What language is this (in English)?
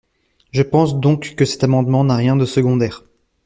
French